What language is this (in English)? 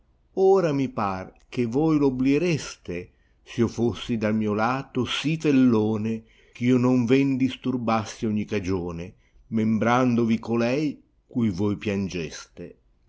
Italian